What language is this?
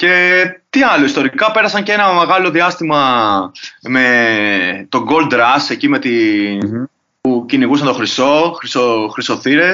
Greek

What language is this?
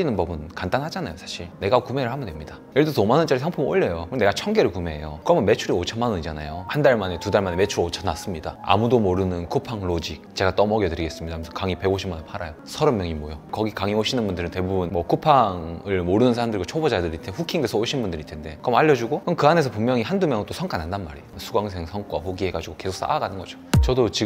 Korean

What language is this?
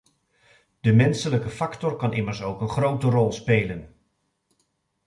Dutch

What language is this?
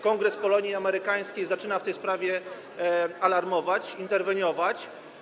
Polish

